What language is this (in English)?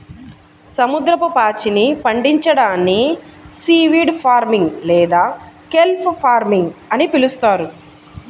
Telugu